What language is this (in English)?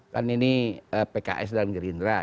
Indonesian